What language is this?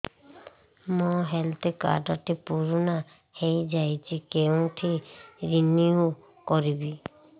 Odia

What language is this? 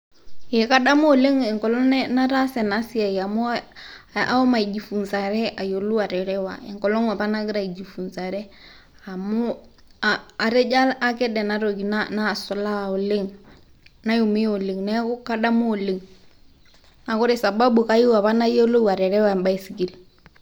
Masai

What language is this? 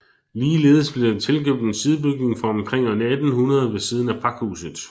Danish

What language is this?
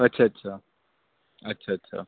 Urdu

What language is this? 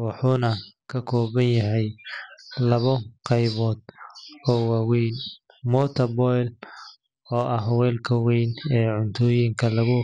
Somali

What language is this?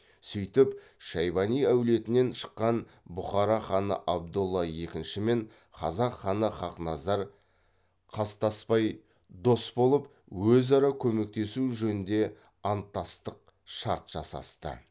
Kazakh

